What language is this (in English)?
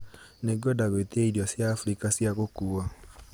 Kikuyu